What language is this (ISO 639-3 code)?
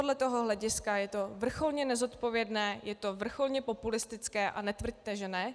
ces